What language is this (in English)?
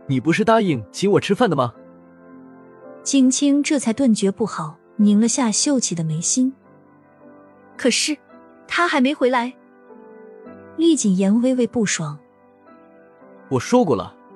Chinese